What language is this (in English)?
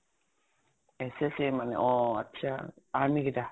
Assamese